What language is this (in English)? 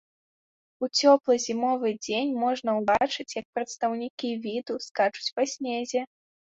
Belarusian